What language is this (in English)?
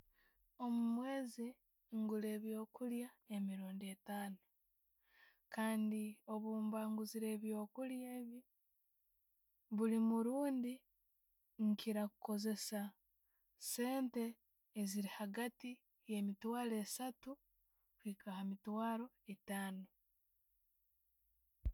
Tooro